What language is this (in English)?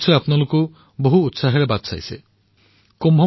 Assamese